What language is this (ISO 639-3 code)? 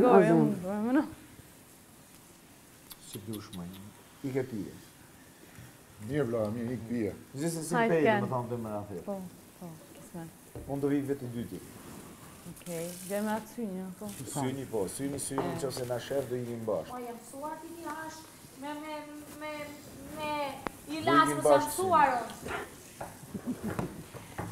ron